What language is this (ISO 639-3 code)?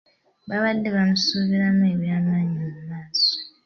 lug